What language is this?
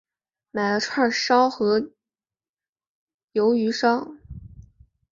Chinese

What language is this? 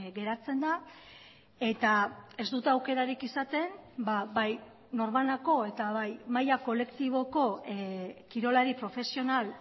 Basque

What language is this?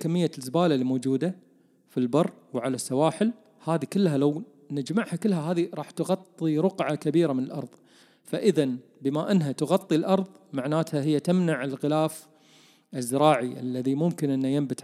Arabic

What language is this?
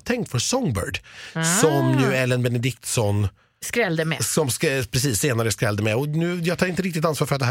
Swedish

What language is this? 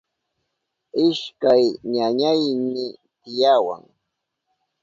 Southern Pastaza Quechua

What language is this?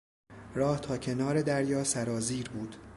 Persian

